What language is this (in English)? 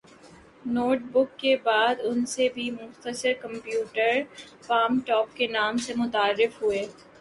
Urdu